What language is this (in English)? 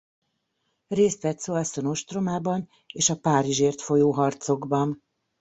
Hungarian